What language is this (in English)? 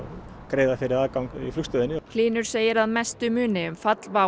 Icelandic